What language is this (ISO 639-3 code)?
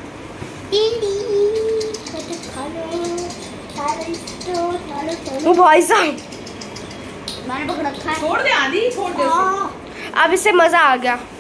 hin